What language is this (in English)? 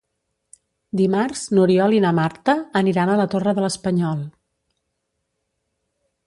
Catalan